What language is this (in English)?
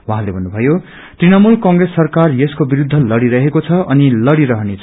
Nepali